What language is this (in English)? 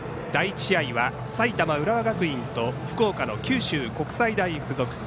Japanese